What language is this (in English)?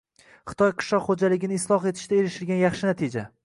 Uzbek